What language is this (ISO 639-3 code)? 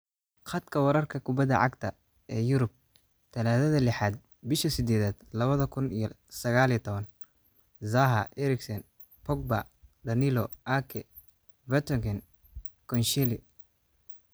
som